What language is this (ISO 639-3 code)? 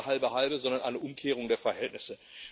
deu